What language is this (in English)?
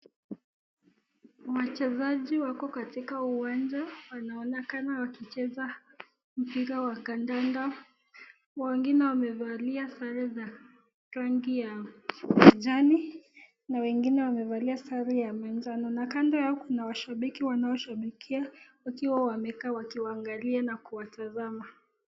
Swahili